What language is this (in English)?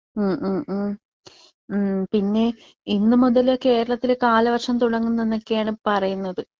Malayalam